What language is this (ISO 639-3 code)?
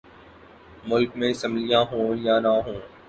urd